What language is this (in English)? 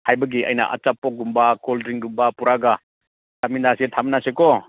Manipuri